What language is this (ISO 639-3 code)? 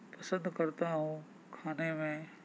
urd